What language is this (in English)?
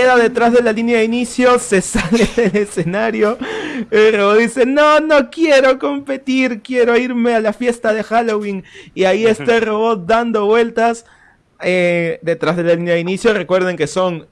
Spanish